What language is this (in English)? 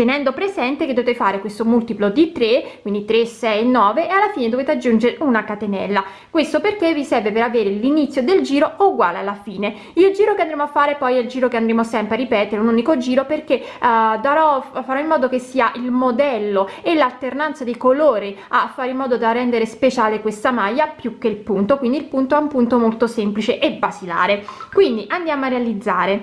Italian